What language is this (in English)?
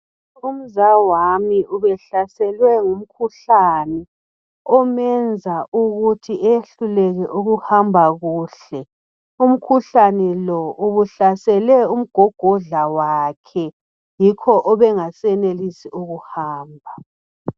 North Ndebele